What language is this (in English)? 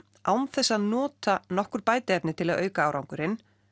Icelandic